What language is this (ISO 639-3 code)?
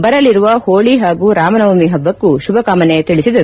kan